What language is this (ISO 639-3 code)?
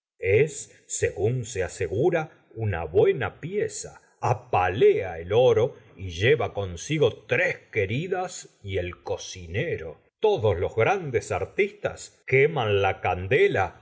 spa